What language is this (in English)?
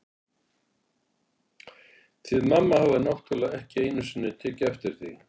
Icelandic